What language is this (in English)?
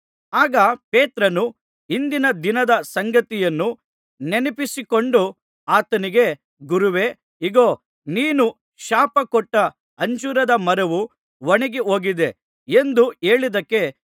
Kannada